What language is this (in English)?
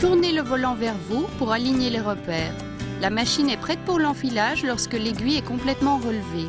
French